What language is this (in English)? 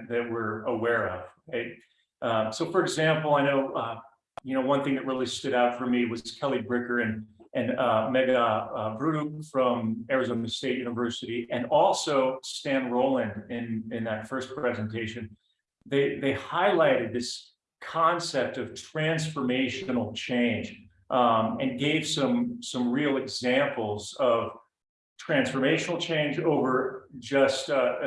English